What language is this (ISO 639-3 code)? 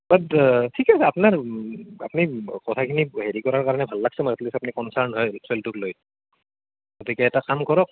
asm